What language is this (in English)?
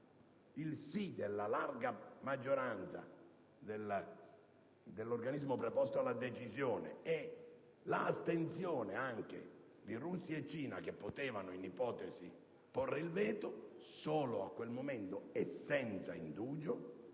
Italian